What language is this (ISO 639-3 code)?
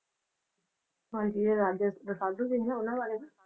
pan